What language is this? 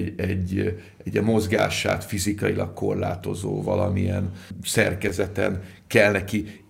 Hungarian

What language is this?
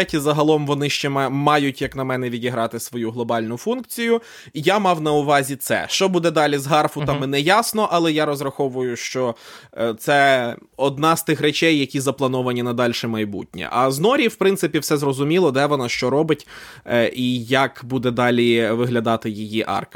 Ukrainian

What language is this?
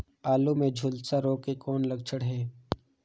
Chhattisgarhi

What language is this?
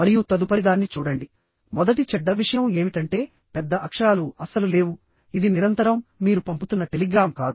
Telugu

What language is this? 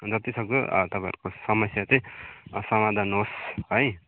Nepali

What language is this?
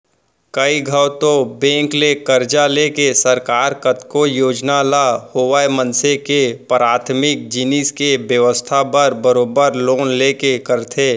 Chhattisgarhi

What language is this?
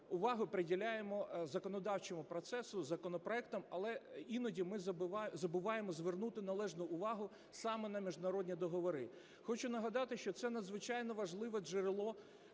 Ukrainian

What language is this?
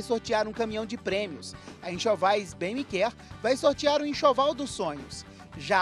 Portuguese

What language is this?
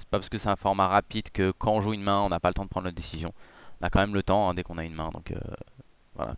French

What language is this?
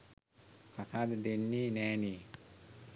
Sinhala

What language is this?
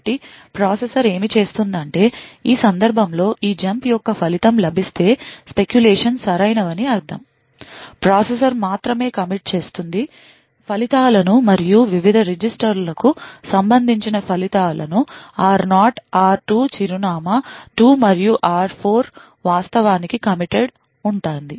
Telugu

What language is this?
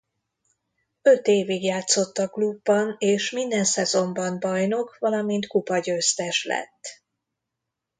Hungarian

